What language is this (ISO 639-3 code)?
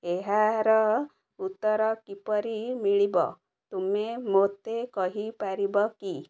ori